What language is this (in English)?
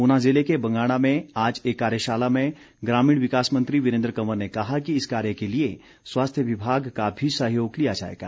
Hindi